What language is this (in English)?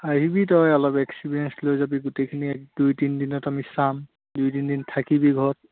Assamese